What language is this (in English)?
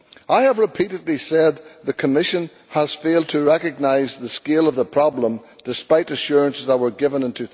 English